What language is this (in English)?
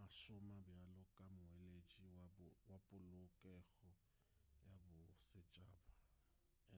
Northern Sotho